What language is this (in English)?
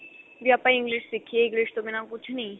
Punjabi